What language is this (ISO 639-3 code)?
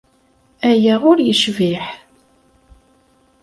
kab